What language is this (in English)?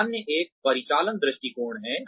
Hindi